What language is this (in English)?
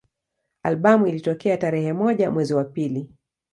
Swahili